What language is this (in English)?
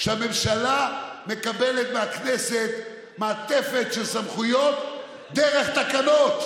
Hebrew